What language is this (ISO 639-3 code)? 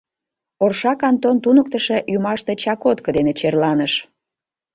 chm